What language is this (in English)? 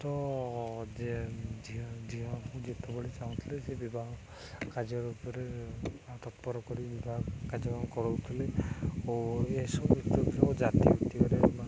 Odia